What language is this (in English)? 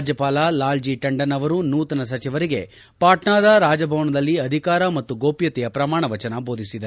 Kannada